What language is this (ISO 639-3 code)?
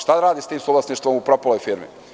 srp